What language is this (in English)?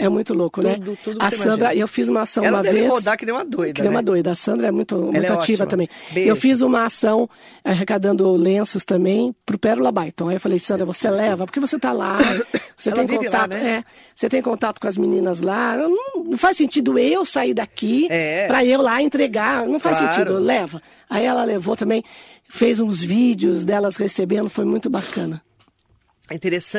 Portuguese